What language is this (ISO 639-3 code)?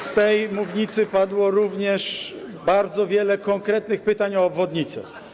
pol